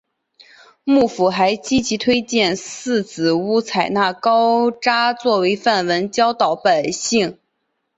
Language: Chinese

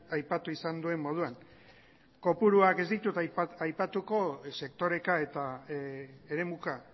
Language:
Basque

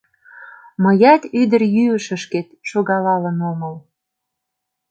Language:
Mari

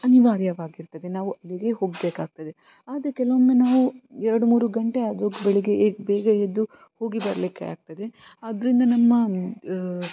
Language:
Kannada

